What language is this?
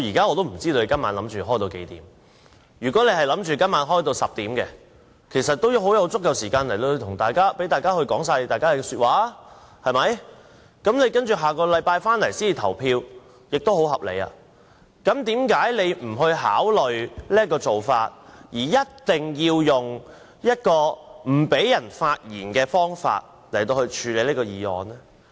Cantonese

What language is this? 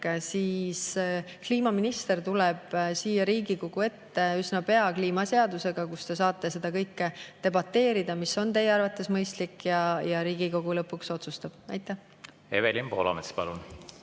Estonian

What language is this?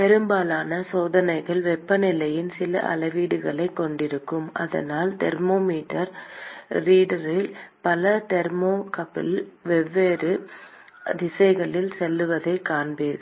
Tamil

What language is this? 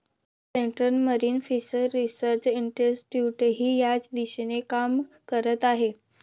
Marathi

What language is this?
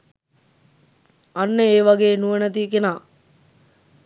Sinhala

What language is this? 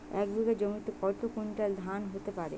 Bangla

